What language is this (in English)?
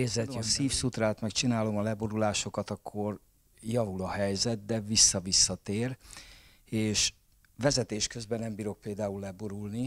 Hungarian